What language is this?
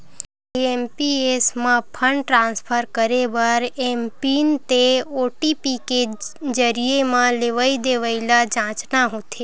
Chhattisgarhi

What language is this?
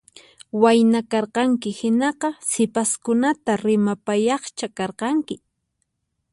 Puno Quechua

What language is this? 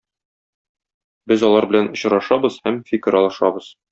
Tatar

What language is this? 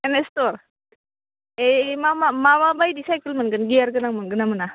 Bodo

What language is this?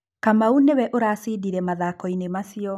Kikuyu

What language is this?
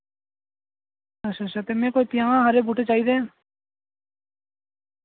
Dogri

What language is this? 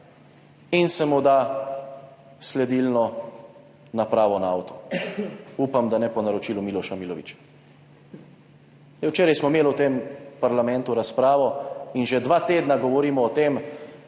Slovenian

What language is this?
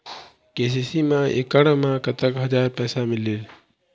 Chhattisgarhi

